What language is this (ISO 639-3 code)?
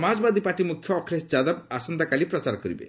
ori